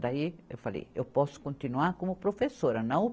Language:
Portuguese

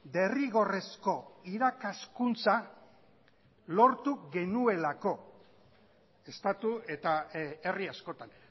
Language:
Basque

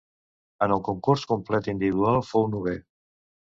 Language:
Catalan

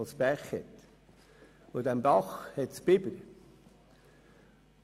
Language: Swiss German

